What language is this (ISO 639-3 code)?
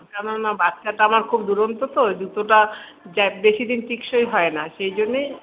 ben